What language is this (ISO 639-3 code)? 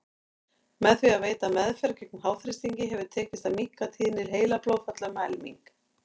isl